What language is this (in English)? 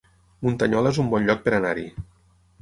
Catalan